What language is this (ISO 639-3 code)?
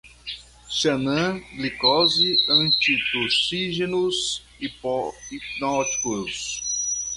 por